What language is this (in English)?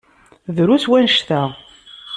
Kabyle